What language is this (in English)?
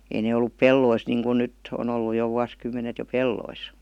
Finnish